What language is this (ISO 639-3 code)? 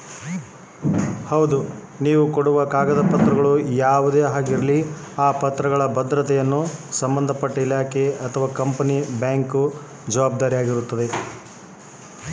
kan